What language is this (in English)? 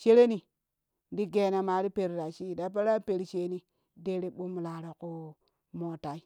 Kushi